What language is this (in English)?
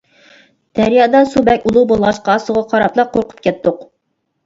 Uyghur